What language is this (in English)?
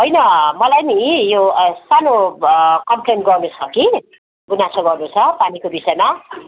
Nepali